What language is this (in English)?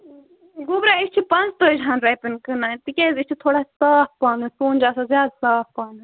Kashmiri